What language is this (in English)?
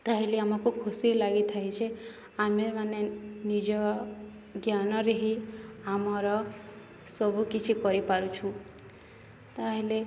Odia